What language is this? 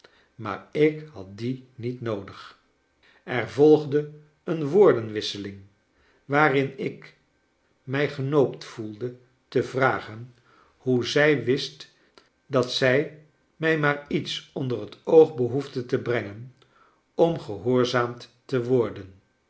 Dutch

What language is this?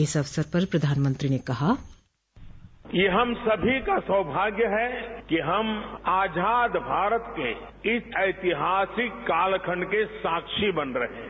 Hindi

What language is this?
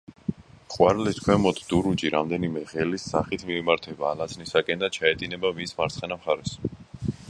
Georgian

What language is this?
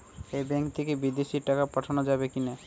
Bangla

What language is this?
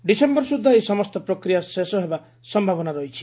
Odia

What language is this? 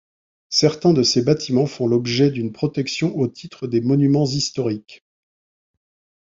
French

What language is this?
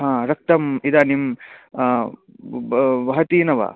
Sanskrit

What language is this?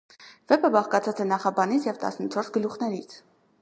Armenian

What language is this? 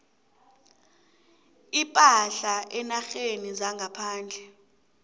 South Ndebele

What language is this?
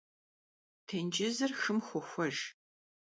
Kabardian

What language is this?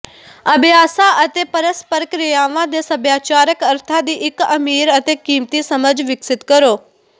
Punjabi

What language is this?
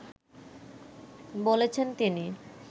Bangla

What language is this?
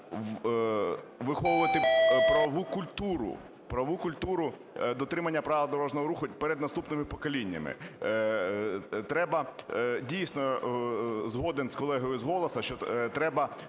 Ukrainian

